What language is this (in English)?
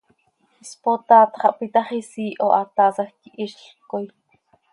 Seri